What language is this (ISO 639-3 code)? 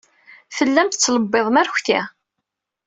kab